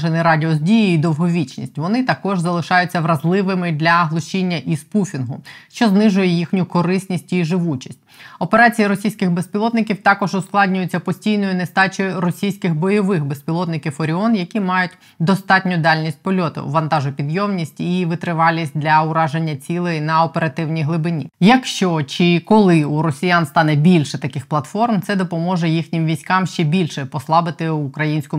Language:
Ukrainian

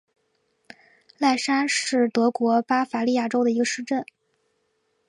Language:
Chinese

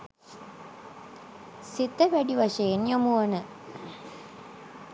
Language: Sinhala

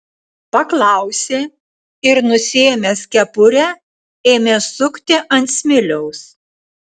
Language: Lithuanian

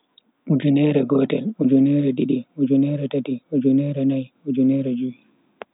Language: Bagirmi Fulfulde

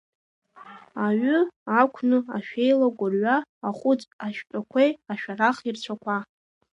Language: Abkhazian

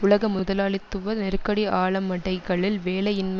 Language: Tamil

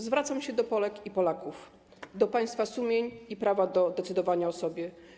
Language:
Polish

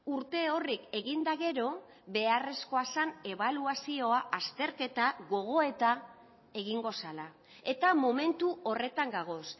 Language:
Basque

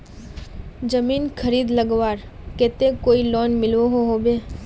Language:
Magahi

